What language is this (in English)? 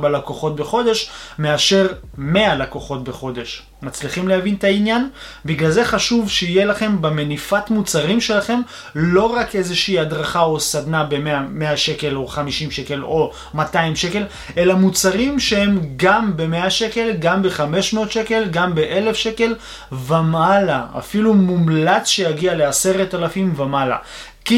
Hebrew